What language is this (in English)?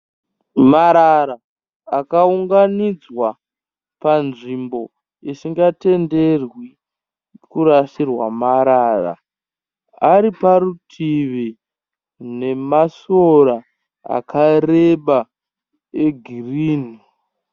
Shona